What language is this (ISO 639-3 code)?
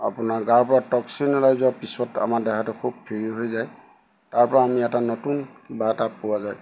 asm